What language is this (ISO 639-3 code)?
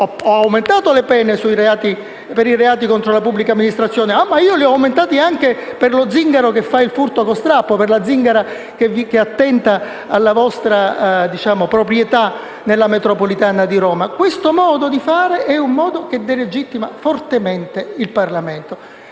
ita